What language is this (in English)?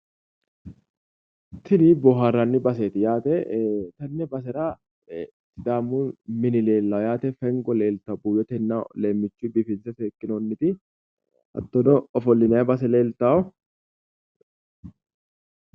Sidamo